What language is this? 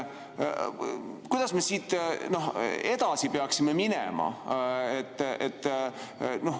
Estonian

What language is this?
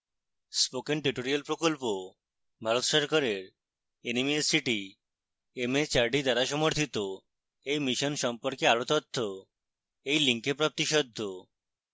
Bangla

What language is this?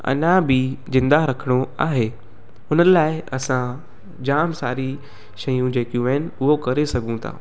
Sindhi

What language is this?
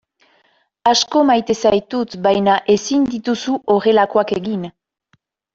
Basque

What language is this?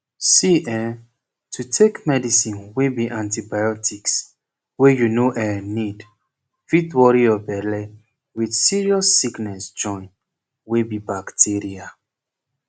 Nigerian Pidgin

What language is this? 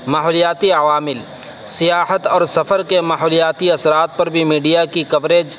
Urdu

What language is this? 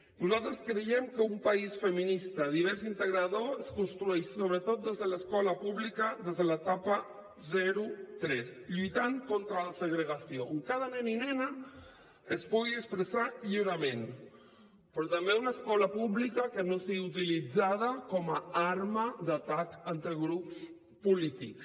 Catalan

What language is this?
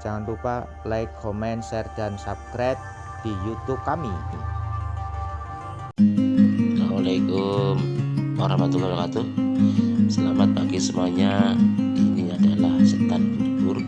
Indonesian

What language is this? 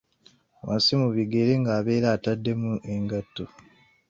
Ganda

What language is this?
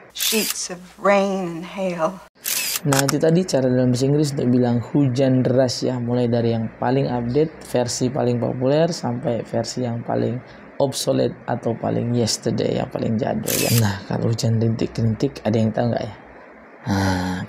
Indonesian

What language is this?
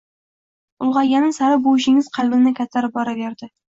Uzbek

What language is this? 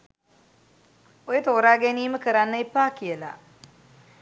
Sinhala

